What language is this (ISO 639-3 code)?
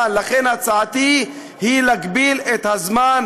heb